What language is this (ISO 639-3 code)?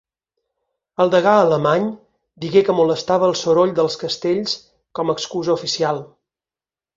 cat